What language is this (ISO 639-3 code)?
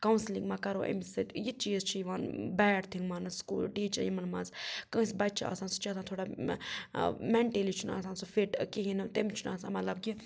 kas